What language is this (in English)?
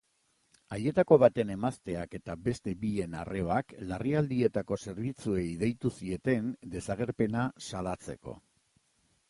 Basque